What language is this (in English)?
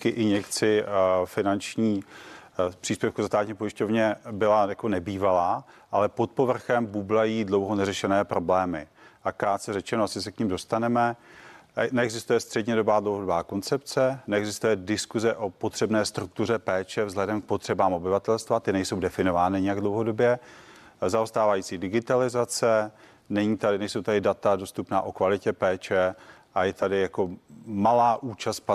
Czech